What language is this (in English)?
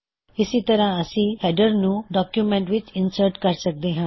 Punjabi